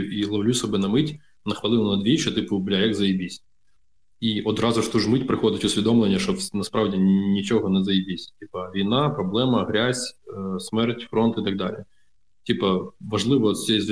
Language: Ukrainian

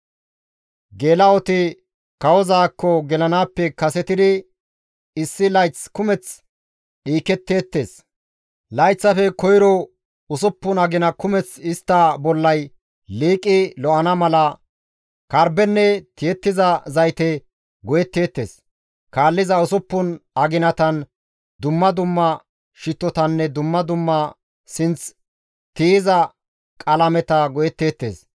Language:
Gamo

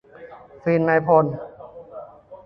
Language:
Thai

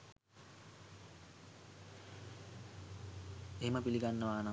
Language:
Sinhala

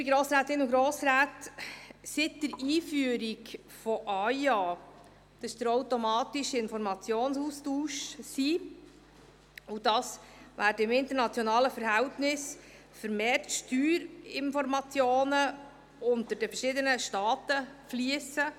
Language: Swiss German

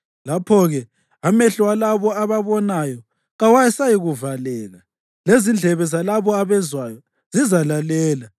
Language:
North Ndebele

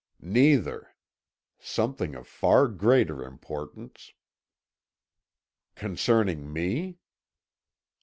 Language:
English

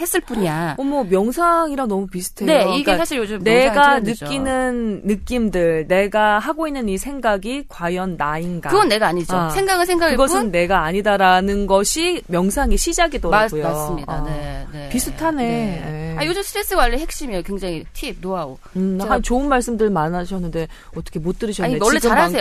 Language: Korean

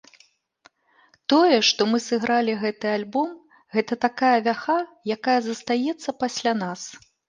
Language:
Belarusian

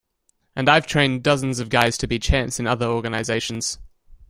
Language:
English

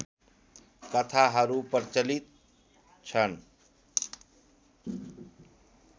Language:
Nepali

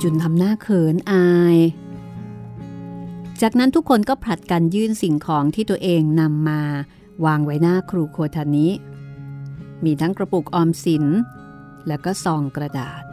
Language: Thai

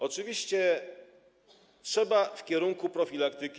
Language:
Polish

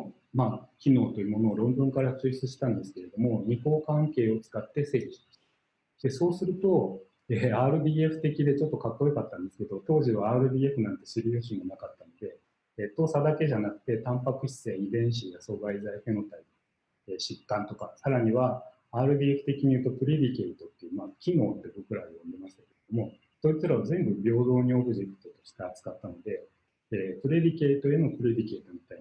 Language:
Japanese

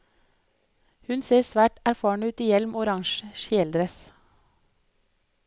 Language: Norwegian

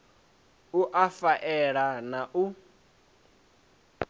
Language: Venda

